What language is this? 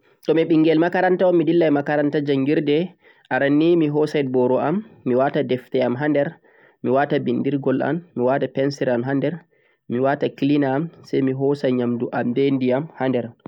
Central-Eastern Niger Fulfulde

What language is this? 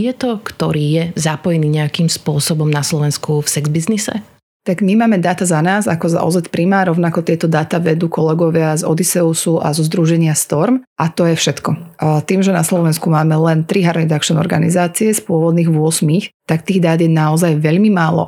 Slovak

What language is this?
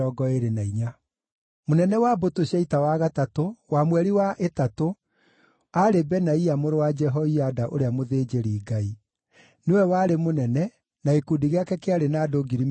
Kikuyu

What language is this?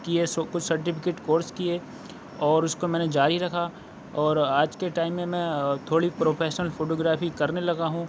Urdu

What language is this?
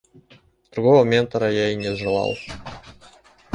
Russian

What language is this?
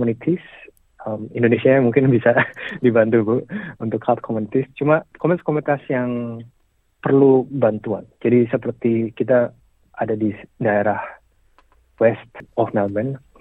Indonesian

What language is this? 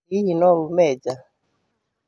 Kikuyu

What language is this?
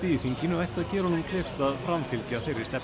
Icelandic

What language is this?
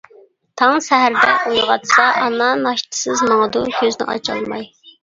Uyghur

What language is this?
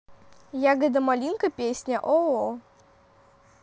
Russian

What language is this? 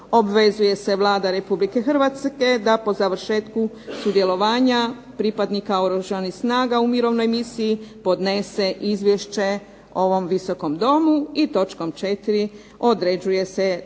Croatian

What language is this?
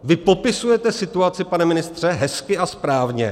Czech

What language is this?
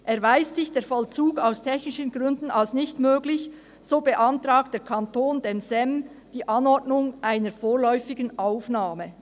Swiss German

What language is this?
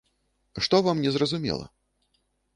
Belarusian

